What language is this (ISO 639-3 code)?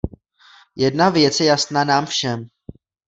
ces